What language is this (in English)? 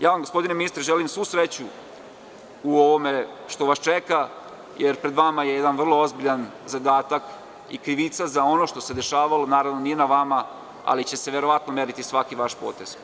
Serbian